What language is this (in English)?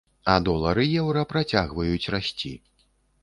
Belarusian